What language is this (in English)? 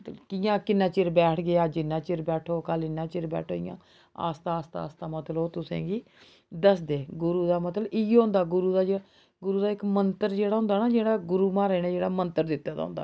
Dogri